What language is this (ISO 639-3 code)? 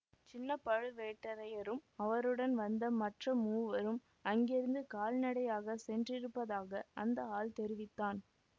tam